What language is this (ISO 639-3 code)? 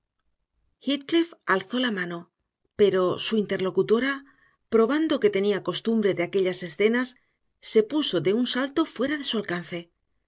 spa